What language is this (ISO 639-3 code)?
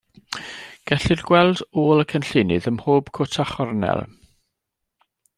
cym